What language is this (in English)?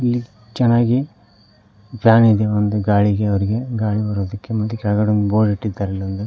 Kannada